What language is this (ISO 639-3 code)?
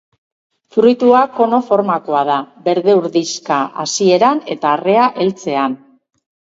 eus